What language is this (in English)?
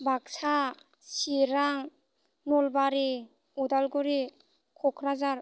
Bodo